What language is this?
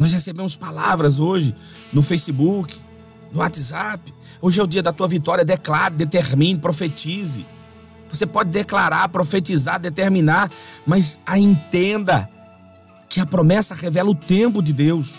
Portuguese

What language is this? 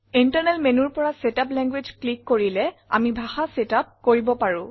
Assamese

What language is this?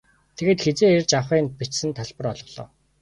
Mongolian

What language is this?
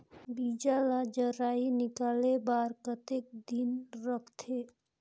Chhattisgarhi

